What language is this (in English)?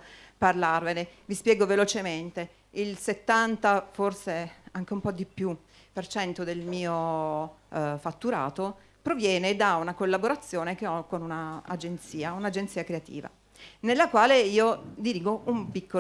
Italian